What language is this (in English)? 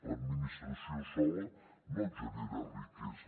Catalan